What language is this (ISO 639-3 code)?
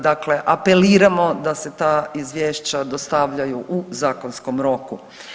hrv